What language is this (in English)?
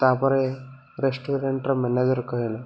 Odia